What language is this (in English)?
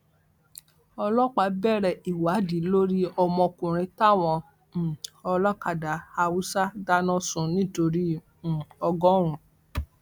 Yoruba